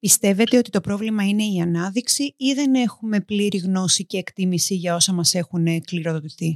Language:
Greek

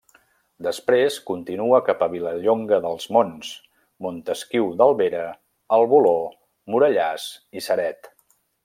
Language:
Catalan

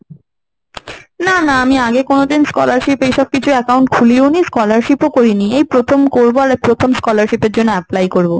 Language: Bangla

